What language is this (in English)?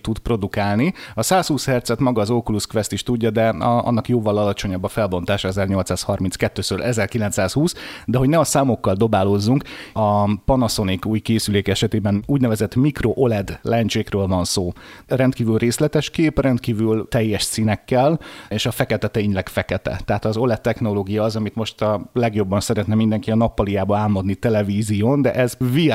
Hungarian